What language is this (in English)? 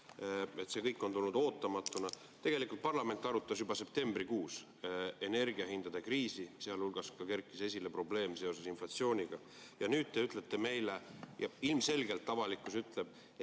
Estonian